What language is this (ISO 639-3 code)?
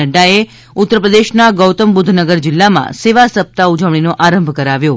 guj